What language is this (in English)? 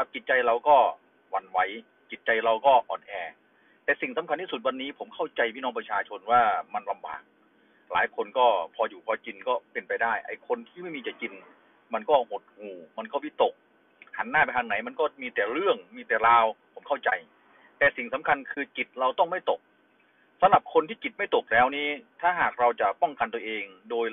Thai